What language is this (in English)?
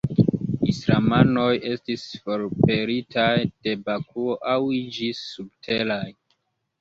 Esperanto